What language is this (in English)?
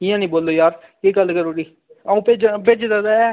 Dogri